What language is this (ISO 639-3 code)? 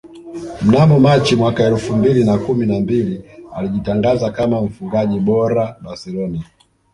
swa